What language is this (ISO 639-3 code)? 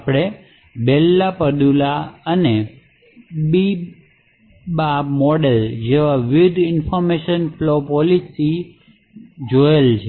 guj